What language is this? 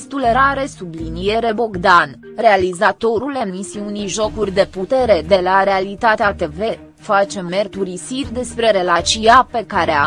Romanian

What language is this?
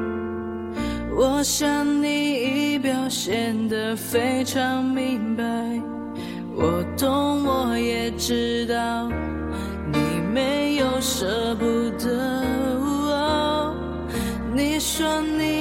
Chinese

